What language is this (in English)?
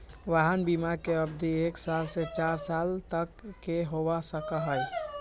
Magahi